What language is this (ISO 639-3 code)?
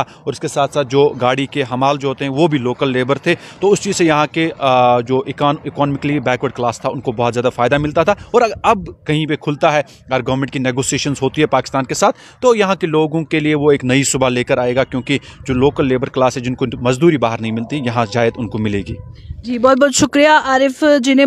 hin